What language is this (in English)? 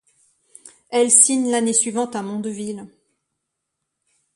French